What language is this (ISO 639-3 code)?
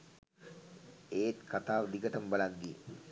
sin